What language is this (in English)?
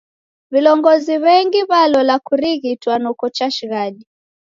Taita